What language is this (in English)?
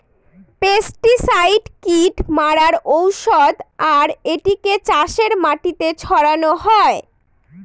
Bangla